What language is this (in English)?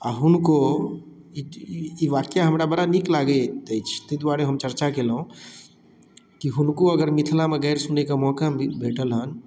Maithili